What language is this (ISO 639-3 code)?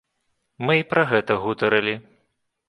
bel